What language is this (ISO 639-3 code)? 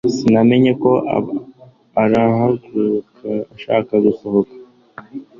kin